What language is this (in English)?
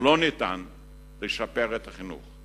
Hebrew